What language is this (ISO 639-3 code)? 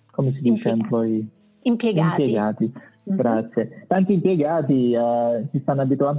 ita